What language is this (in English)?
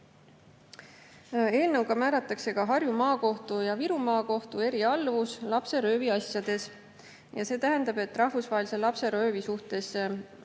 Estonian